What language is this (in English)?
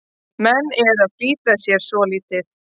Icelandic